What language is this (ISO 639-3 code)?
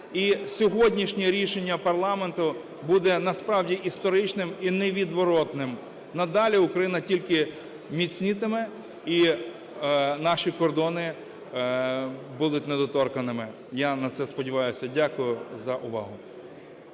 ukr